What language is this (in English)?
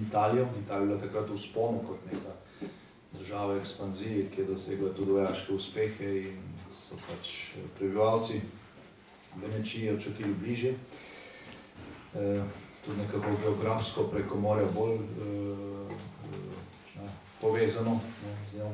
Dutch